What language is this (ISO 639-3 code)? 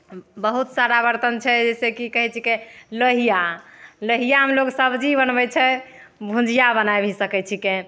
mai